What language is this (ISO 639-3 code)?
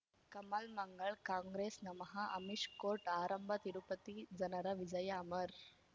kan